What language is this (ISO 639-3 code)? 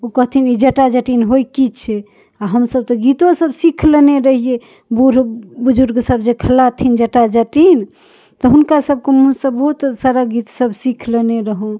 mai